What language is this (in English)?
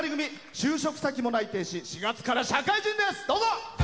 Japanese